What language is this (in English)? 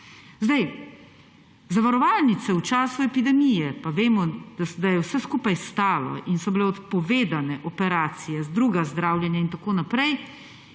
Slovenian